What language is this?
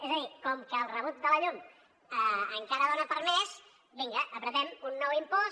Catalan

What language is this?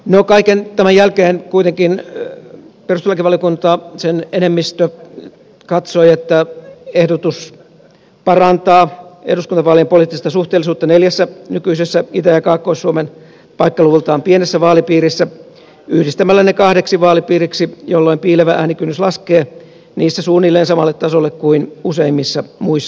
Finnish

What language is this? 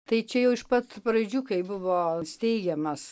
Lithuanian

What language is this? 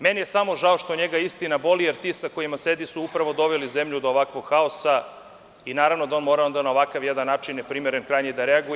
Serbian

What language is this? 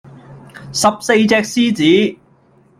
Cantonese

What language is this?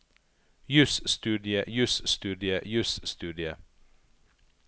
Norwegian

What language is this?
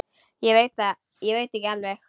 Icelandic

